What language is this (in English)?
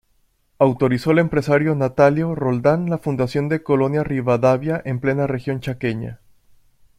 Spanish